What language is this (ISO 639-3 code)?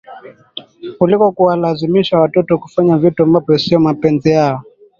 swa